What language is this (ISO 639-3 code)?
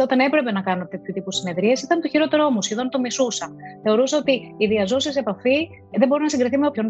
ell